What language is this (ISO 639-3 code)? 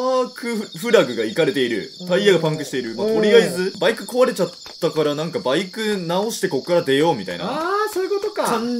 jpn